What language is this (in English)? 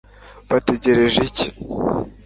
Kinyarwanda